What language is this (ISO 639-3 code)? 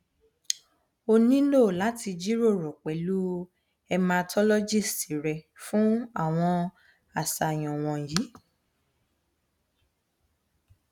yor